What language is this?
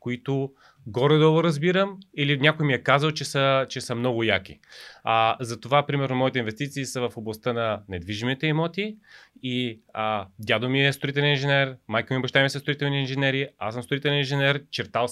Bulgarian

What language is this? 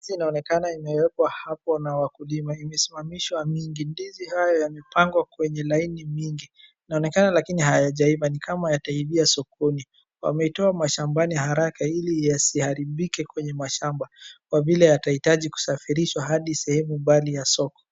Swahili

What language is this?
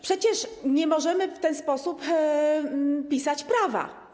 Polish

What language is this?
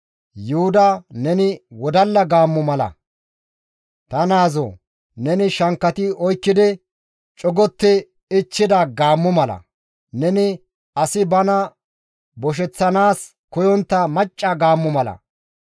Gamo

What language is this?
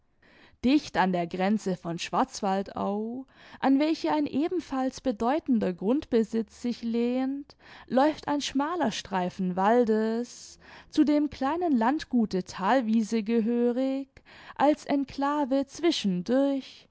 German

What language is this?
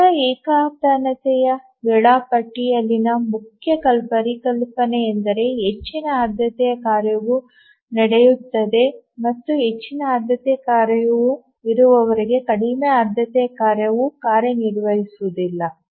Kannada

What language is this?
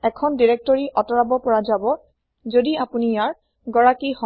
Assamese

